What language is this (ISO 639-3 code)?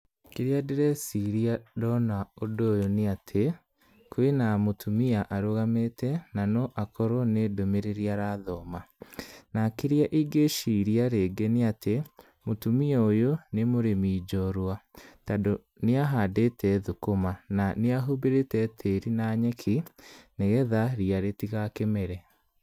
kik